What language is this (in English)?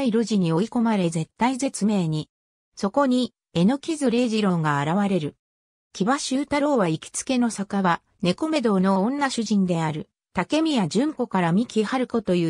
Japanese